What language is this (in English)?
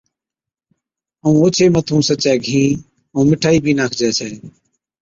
Od